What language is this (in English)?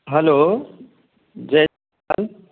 Sindhi